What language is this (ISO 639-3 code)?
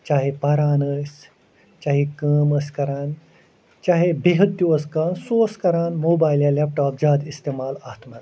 kas